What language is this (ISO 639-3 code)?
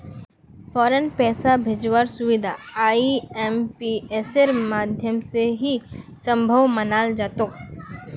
mag